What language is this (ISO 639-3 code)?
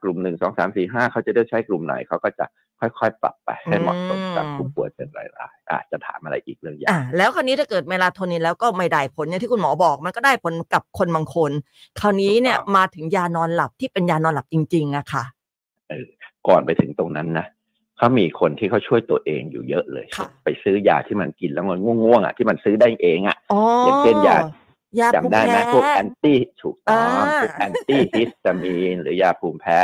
tha